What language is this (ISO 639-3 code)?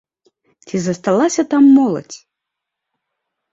bel